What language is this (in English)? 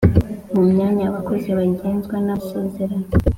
Kinyarwanda